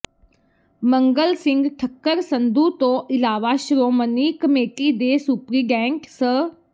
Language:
Punjabi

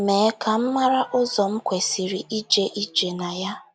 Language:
Igbo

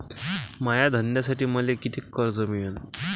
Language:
Marathi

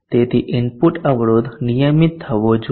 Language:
Gujarati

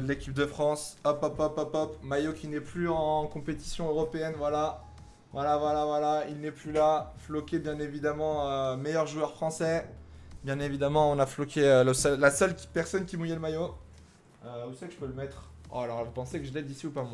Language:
French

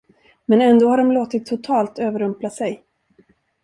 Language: Swedish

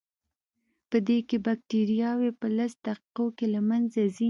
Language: Pashto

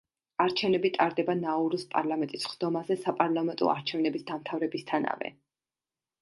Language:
Georgian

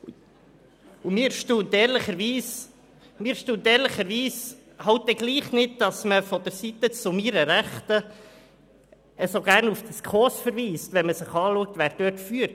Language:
Swiss German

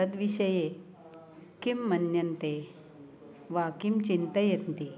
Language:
Sanskrit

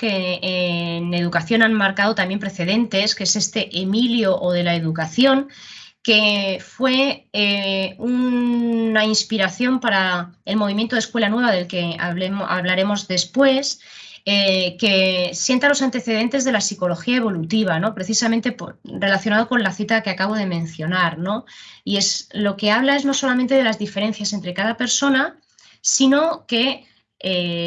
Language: Spanish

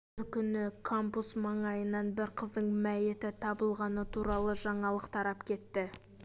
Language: Kazakh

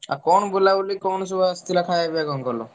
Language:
Odia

